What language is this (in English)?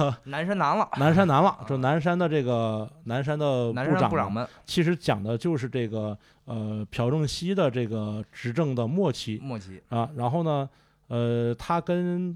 Chinese